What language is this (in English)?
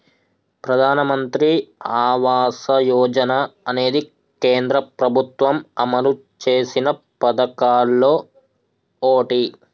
Telugu